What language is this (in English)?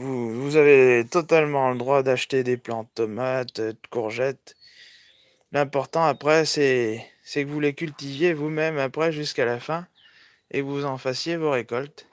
French